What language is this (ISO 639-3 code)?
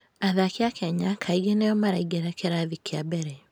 kik